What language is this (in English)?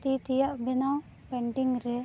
Santali